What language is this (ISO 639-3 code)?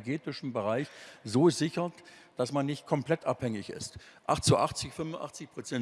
deu